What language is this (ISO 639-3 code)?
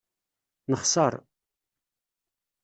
kab